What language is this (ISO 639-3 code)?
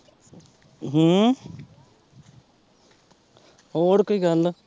pan